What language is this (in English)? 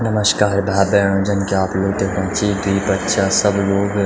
Garhwali